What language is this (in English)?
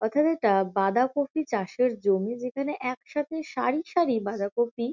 Bangla